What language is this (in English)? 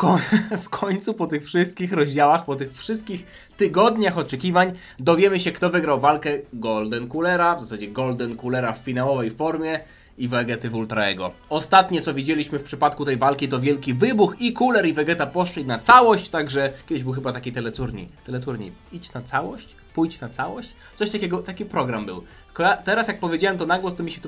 Polish